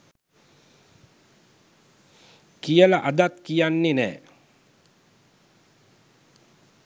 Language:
Sinhala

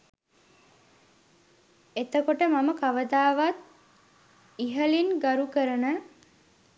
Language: Sinhala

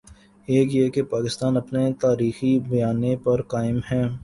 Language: Urdu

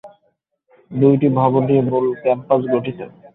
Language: Bangla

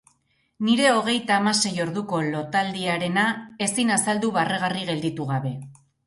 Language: Basque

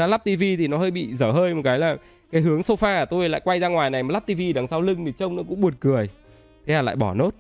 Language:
Vietnamese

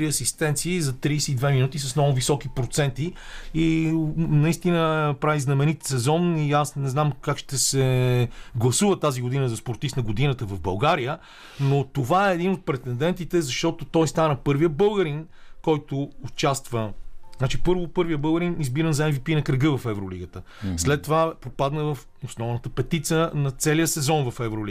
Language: Bulgarian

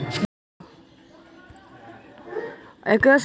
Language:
Magahi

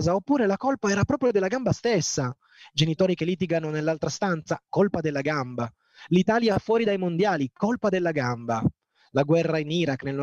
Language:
Italian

